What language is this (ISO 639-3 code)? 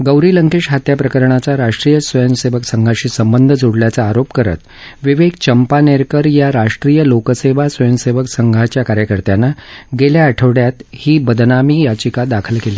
mar